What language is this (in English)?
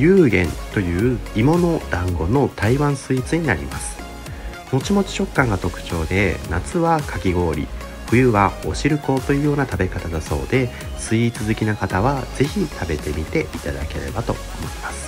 Japanese